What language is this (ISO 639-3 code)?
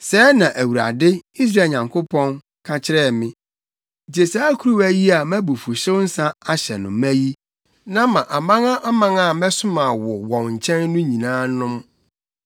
aka